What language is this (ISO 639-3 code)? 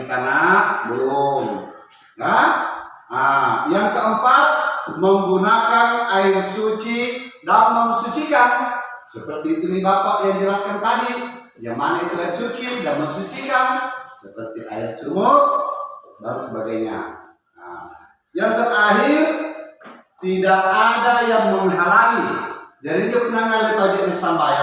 ind